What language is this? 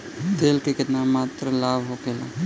Bhojpuri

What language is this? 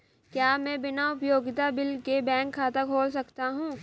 Hindi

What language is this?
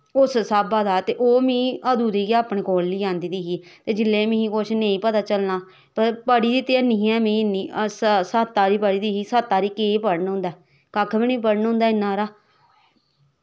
Dogri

